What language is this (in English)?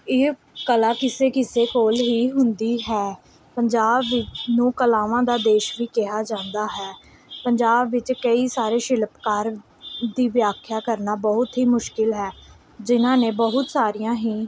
Punjabi